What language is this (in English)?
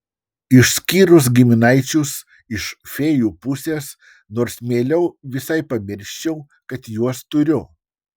Lithuanian